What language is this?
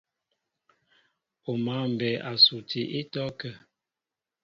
Mbo (Cameroon)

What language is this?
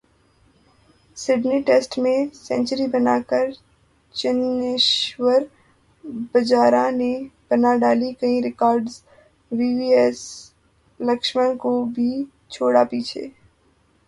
Urdu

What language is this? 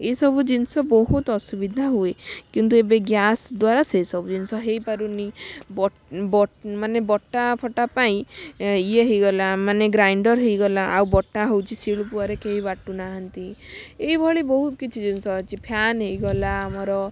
Odia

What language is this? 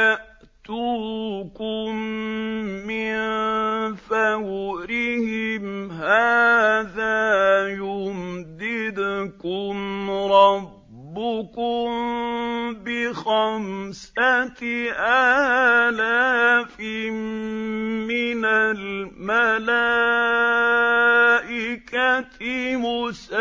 Arabic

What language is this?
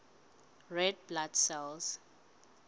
Southern Sotho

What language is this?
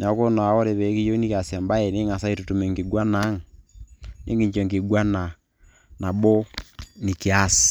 Masai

